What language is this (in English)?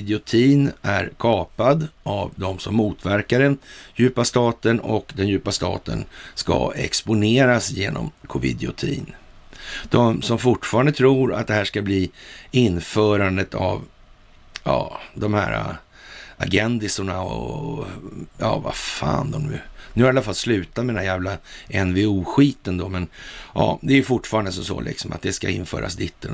Swedish